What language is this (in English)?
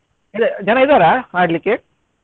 Kannada